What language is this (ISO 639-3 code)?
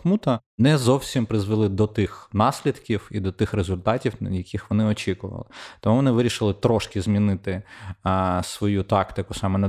ukr